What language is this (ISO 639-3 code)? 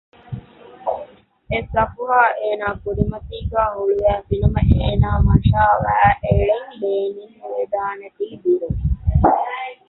div